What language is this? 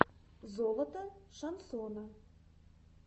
Russian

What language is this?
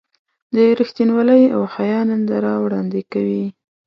Pashto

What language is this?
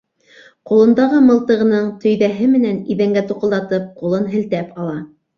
Bashkir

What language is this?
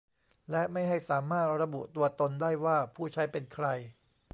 Thai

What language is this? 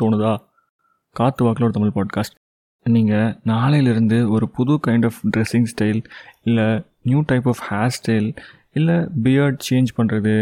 Tamil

